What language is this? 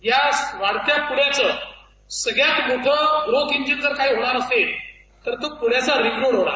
Marathi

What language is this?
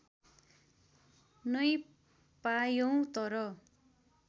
Nepali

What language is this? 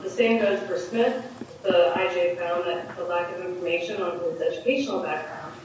English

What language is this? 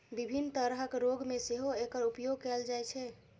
Maithili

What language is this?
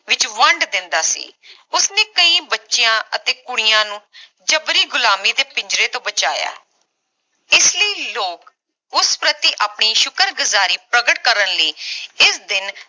Punjabi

